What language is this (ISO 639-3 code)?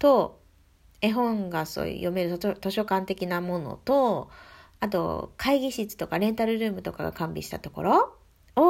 jpn